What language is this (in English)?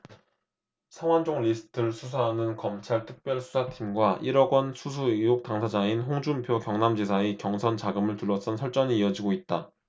Korean